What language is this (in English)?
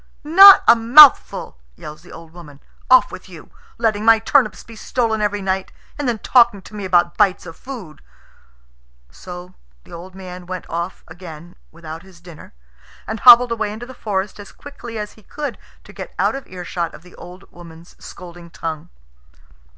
English